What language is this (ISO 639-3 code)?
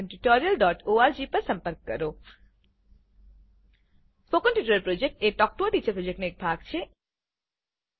guj